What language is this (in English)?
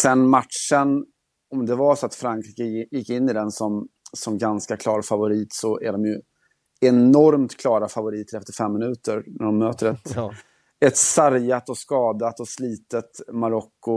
Swedish